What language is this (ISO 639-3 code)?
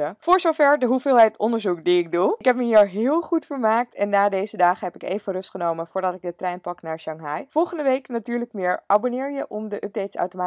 nld